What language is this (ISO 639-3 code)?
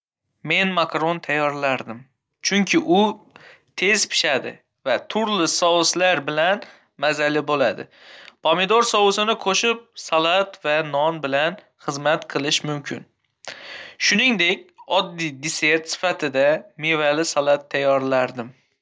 uzb